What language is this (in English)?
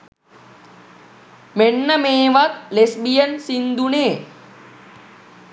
Sinhala